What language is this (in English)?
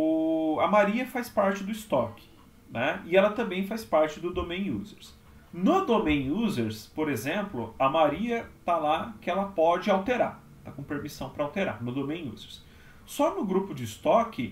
Portuguese